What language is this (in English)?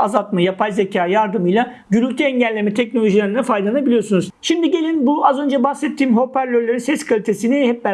Turkish